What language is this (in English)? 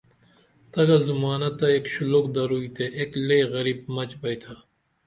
Dameli